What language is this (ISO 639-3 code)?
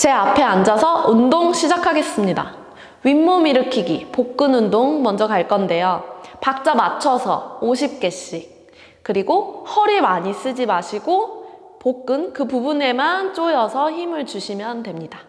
kor